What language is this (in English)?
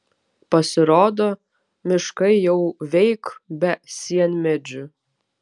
Lithuanian